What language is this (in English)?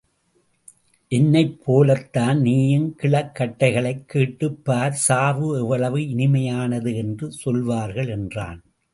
Tamil